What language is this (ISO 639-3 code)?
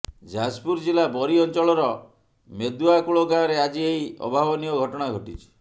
ori